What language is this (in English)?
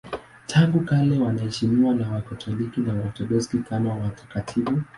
Swahili